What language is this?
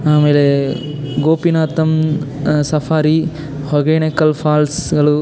Kannada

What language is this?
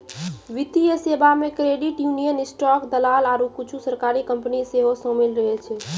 Maithili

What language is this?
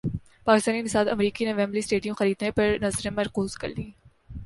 Urdu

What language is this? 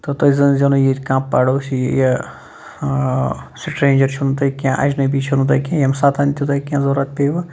Kashmiri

